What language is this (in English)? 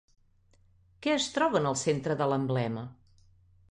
Catalan